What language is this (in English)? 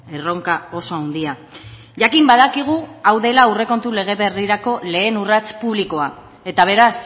Basque